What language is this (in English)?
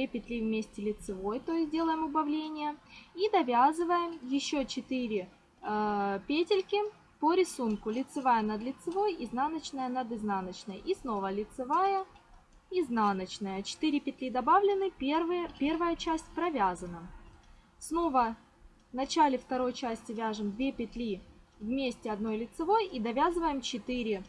Russian